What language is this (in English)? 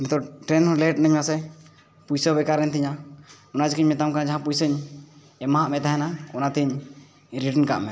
Santali